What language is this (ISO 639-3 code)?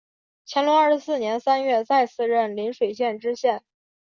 zho